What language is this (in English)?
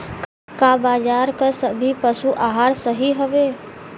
Bhojpuri